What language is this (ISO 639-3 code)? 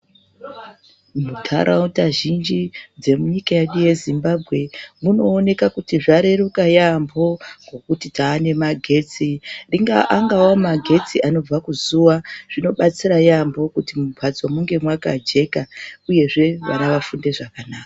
ndc